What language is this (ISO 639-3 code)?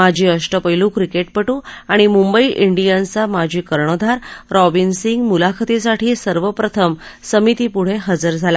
mar